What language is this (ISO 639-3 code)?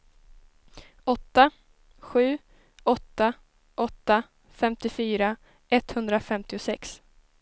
swe